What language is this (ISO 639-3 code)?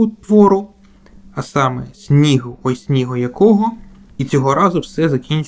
ukr